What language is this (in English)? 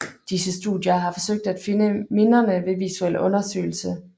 Danish